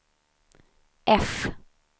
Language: Swedish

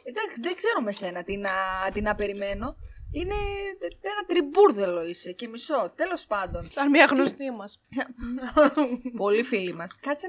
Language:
Greek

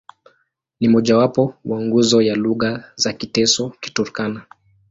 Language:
Swahili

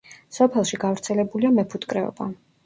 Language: Georgian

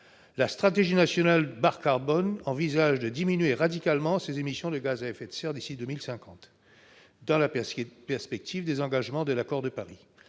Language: French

